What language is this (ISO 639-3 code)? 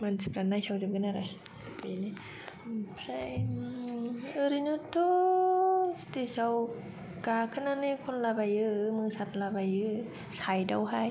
brx